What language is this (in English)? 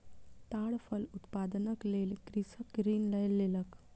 Maithili